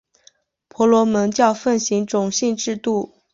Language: Chinese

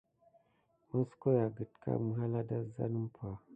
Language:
Gidar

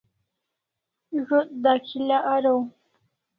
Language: Kalasha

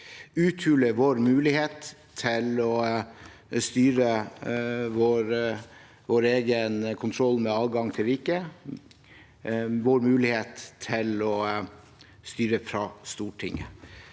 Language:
Norwegian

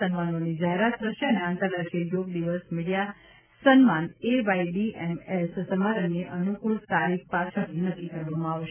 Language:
Gujarati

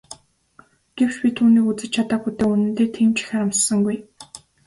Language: Mongolian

